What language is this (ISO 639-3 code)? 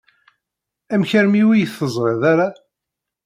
kab